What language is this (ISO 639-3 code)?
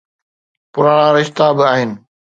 snd